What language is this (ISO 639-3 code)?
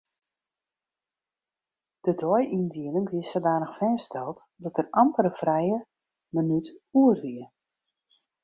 fry